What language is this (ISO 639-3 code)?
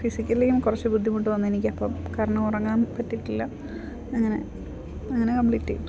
mal